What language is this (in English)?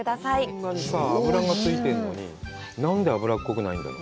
Japanese